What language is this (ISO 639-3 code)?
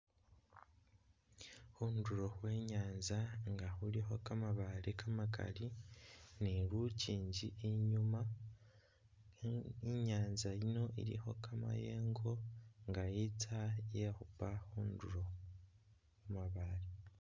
myx